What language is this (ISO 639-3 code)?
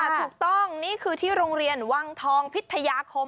tha